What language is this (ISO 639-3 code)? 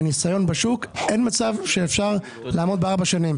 heb